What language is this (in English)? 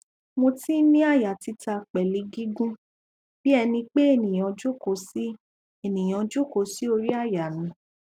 Yoruba